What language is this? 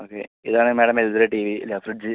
Malayalam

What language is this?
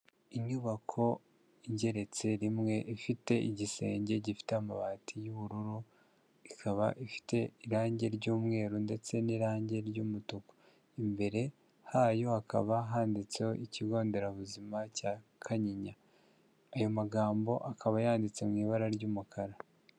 Kinyarwanda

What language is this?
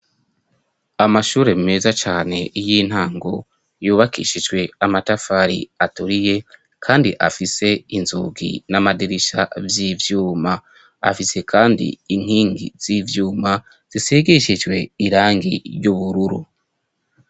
Rundi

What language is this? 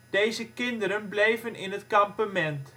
Dutch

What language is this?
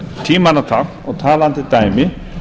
Icelandic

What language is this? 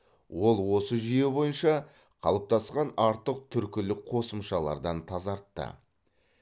Kazakh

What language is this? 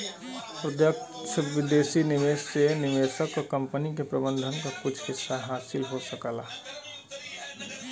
Bhojpuri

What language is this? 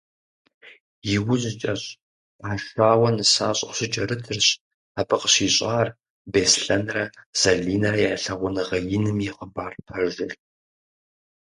Kabardian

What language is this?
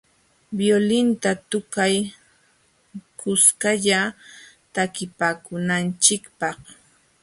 Jauja Wanca Quechua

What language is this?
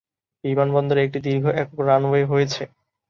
Bangla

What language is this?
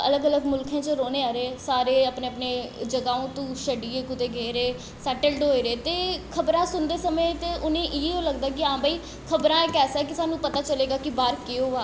Dogri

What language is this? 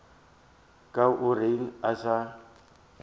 Northern Sotho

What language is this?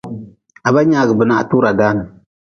Nawdm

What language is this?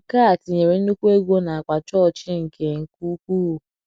Igbo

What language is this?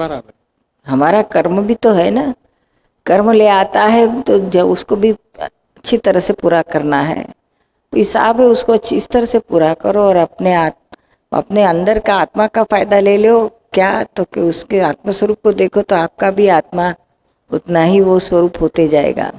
Hindi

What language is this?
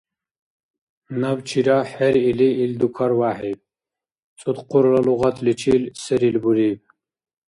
Dargwa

